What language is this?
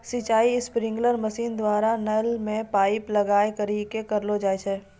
Maithili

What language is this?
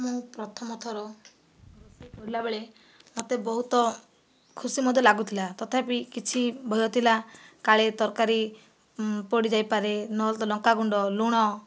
Odia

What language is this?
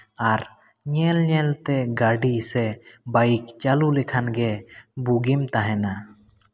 Santali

